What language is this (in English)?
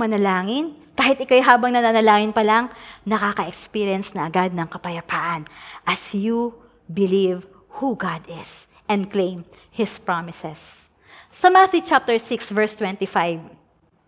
Filipino